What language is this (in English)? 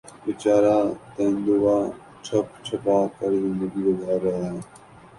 Urdu